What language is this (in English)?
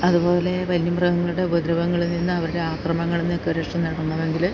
Malayalam